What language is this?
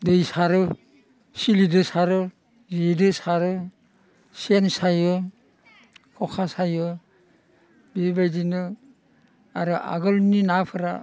Bodo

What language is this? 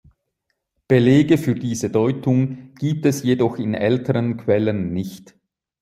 German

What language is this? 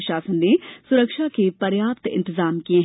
Hindi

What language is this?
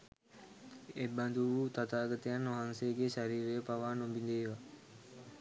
Sinhala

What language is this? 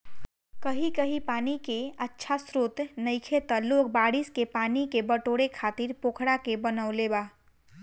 Bhojpuri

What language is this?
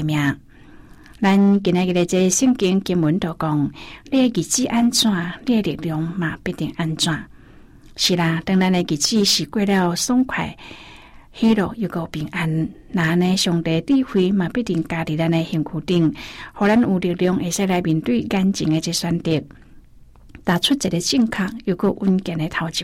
Chinese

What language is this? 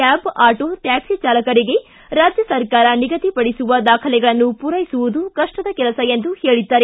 Kannada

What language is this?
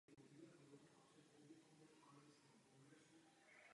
Czech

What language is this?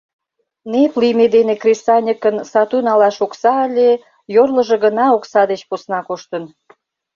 Mari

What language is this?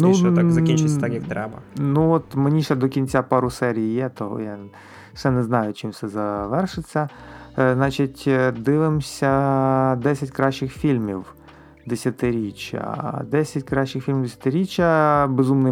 Ukrainian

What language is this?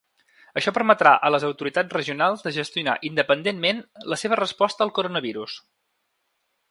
Catalan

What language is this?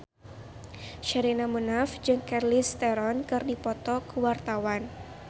Sundanese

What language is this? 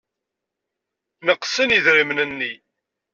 Kabyle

